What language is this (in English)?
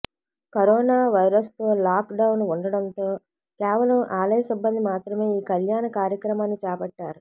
Telugu